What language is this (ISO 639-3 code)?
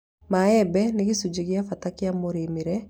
kik